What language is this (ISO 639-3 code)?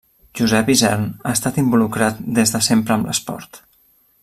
cat